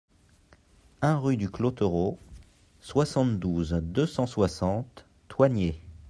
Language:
French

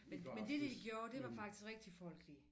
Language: Danish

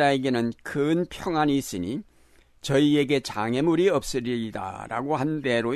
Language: Korean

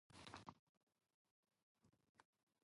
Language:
Japanese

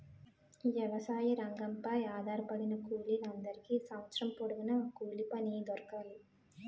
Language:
Telugu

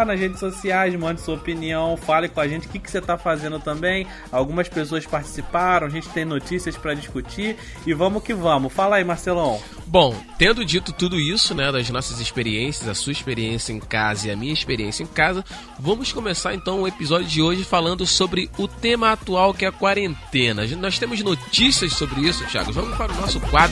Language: Portuguese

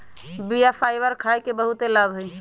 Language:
Magahi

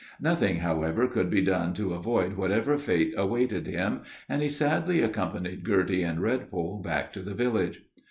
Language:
English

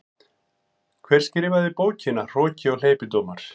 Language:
Icelandic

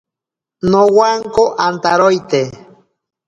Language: Ashéninka Perené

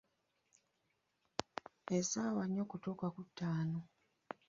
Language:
Ganda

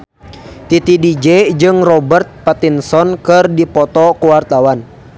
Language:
Sundanese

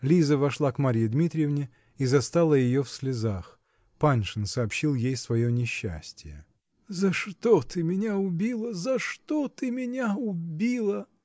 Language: Russian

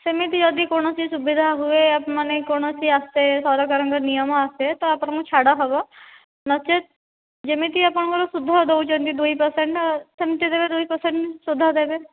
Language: Odia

